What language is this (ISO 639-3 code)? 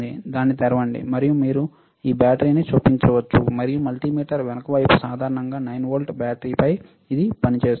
tel